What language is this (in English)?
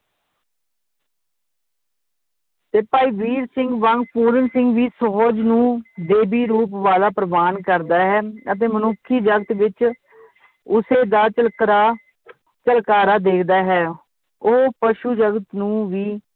Punjabi